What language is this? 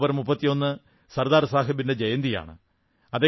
Malayalam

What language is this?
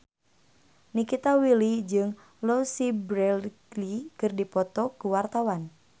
Sundanese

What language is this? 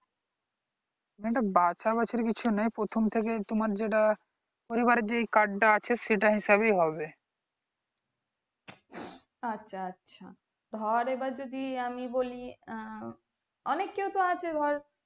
Bangla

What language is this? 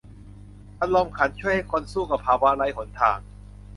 Thai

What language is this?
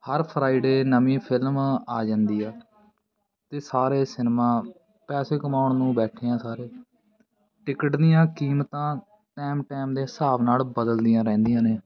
Punjabi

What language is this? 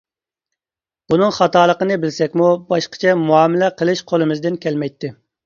Uyghur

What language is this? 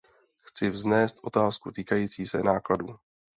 Czech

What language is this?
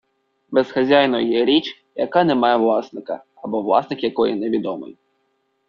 Ukrainian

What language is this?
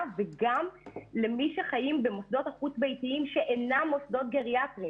Hebrew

